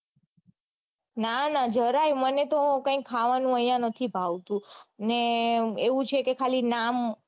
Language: Gujarati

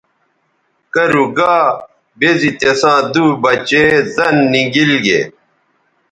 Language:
Bateri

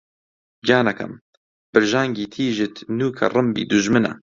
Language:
Central Kurdish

